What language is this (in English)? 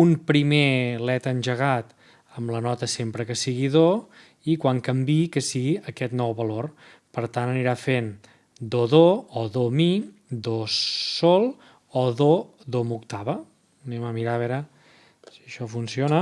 Catalan